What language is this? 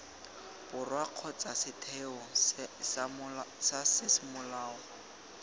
Tswana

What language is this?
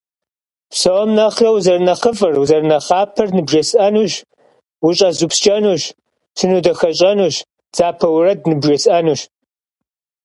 Kabardian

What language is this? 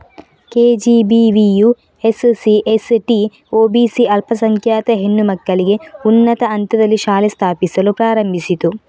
Kannada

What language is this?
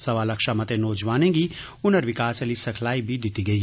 Dogri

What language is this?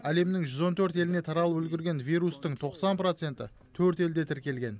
Kazakh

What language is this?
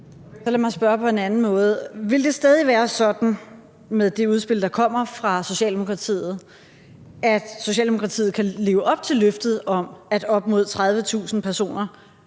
Danish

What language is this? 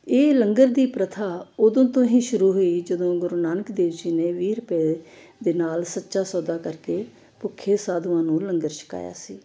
Punjabi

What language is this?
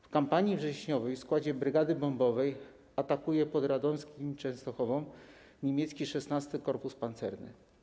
Polish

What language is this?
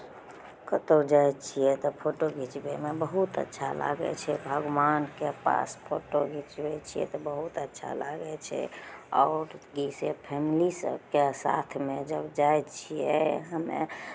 Maithili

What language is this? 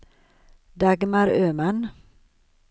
Swedish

